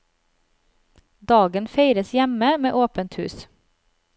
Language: Norwegian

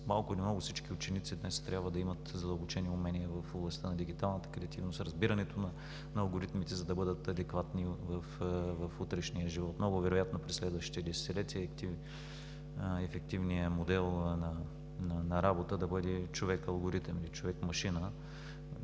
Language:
Bulgarian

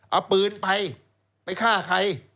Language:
Thai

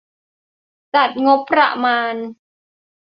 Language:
Thai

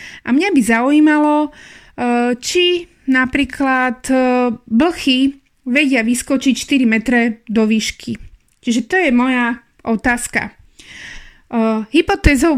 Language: Slovak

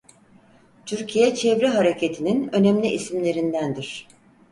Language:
Turkish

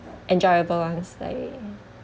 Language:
English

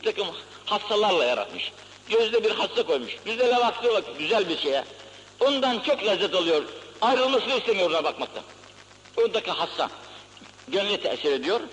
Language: Turkish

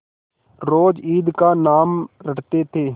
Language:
Hindi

